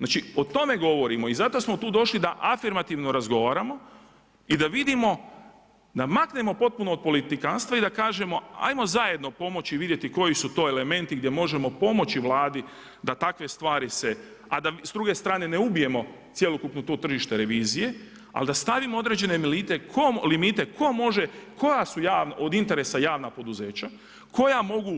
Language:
Croatian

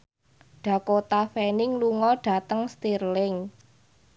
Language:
Javanese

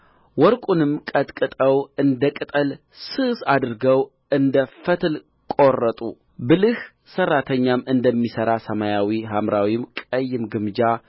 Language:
Amharic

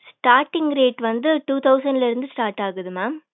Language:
Tamil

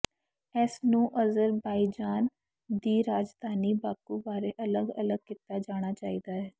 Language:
Punjabi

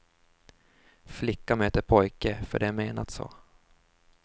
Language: Swedish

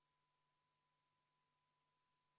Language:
Estonian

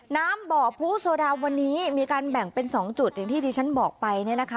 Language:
Thai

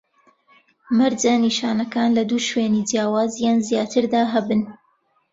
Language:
Central Kurdish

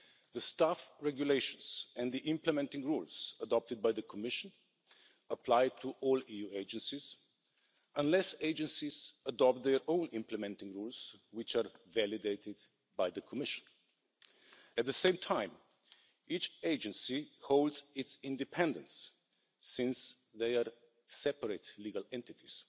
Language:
English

